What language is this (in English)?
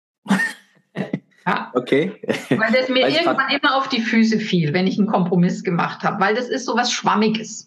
German